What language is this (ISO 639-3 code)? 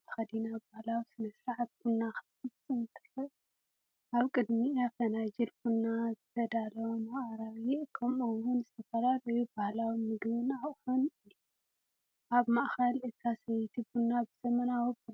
tir